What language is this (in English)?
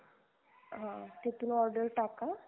Marathi